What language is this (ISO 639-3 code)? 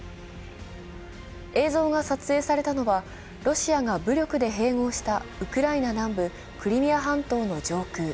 jpn